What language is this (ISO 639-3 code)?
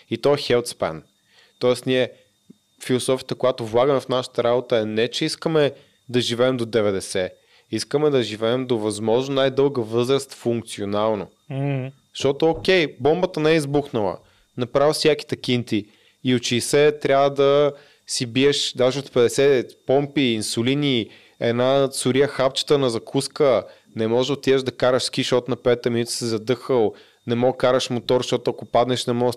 bul